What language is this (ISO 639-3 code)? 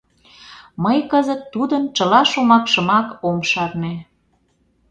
chm